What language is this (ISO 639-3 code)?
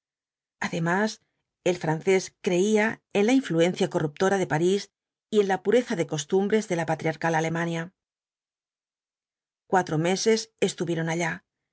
spa